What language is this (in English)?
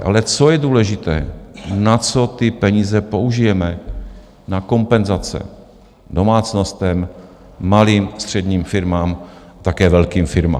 Czech